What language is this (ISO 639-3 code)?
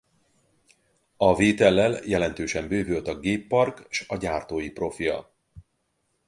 hun